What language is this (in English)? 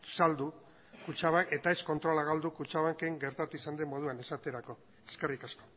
Basque